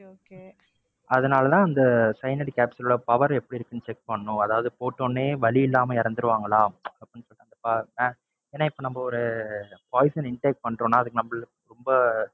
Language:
Tamil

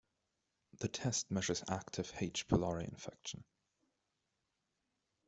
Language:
English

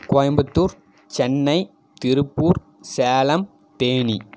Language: Tamil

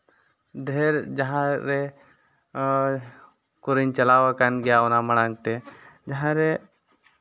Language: Santali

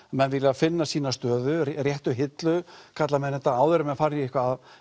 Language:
Icelandic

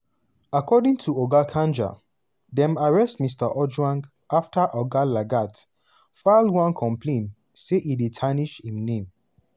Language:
Nigerian Pidgin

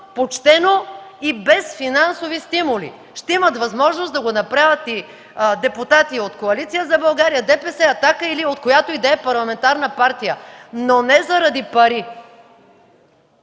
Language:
Bulgarian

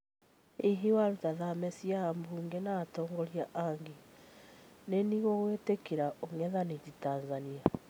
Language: Kikuyu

